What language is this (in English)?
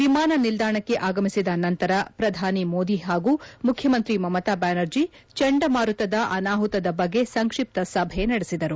Kannada